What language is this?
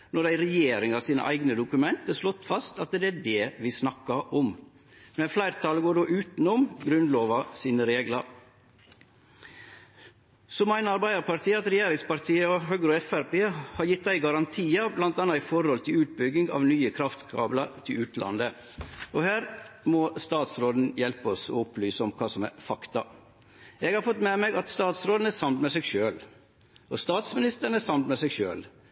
Norwegian Nynorsk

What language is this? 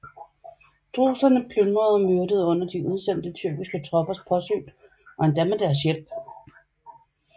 Danish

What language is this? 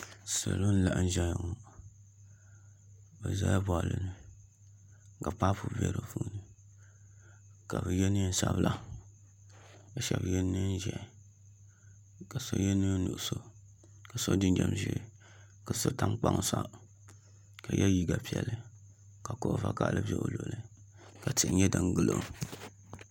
Dagbani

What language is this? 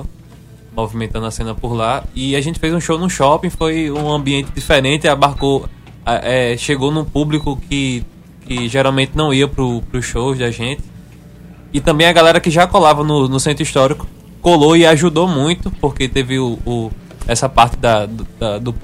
Portuguese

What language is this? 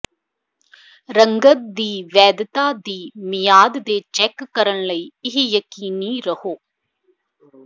Punjabi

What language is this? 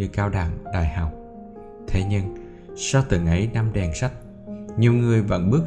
Vietnamese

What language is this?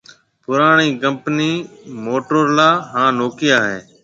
Marwari (Pakistan)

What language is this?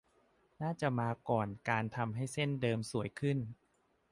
Thai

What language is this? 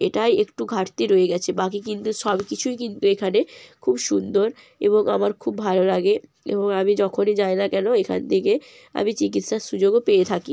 Bangla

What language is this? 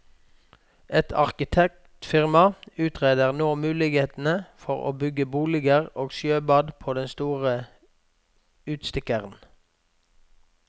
Norwegian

